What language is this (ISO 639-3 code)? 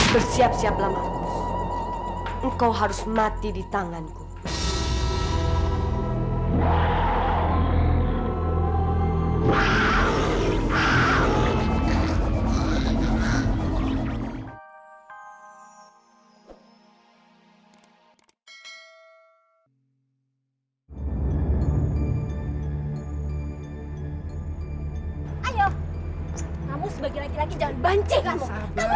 ind